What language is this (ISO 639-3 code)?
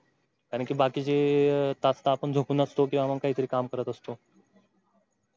mar